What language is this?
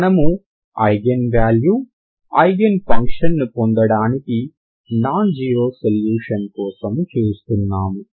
Telugu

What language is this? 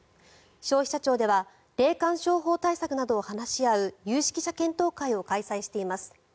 Japanese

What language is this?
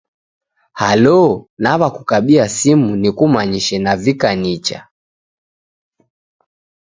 Taita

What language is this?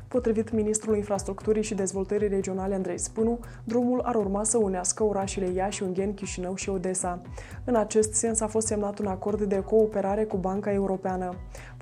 Romanian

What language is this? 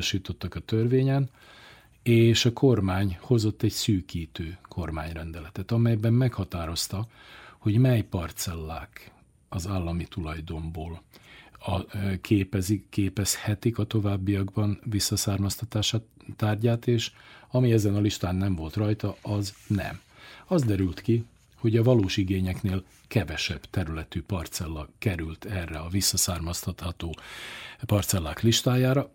Hungarian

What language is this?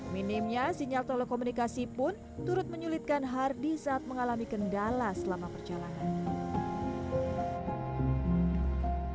Indonesian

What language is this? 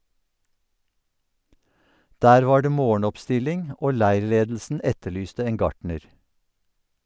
Norwegian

